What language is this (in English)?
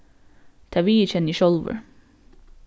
Faroese